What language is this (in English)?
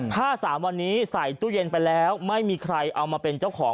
Thai